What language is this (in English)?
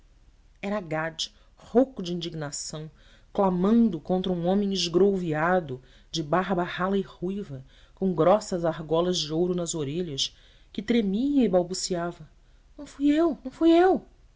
Portuguese